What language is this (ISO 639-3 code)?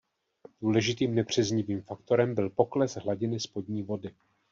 ces